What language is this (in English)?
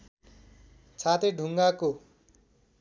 Nepali